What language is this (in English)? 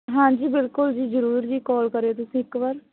Punjabi